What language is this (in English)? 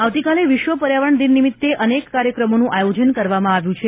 Gujarati